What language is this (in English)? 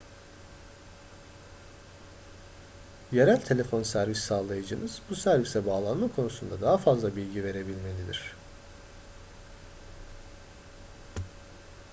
Turkish